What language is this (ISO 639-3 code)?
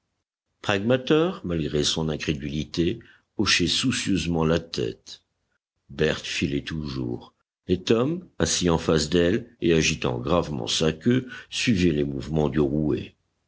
fra